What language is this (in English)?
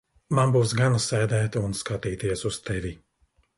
Latvian